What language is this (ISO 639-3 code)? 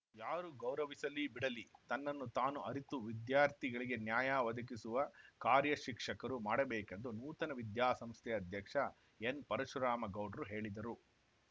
kan